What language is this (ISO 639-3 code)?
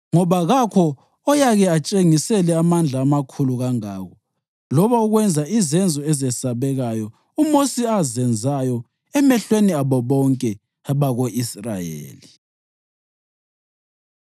nde